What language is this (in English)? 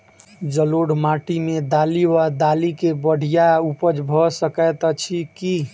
Maithili